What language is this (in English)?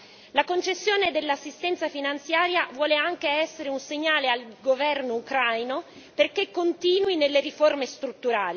Italian